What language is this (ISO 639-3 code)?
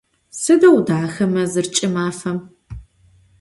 ady